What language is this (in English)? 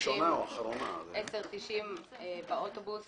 Hebrew